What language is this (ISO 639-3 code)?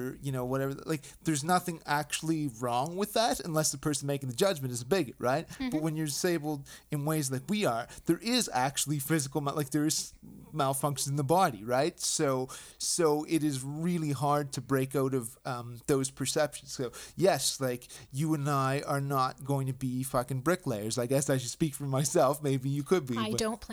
eng